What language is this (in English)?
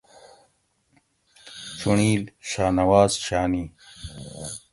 Gawri